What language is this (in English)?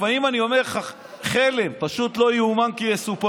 Hebrew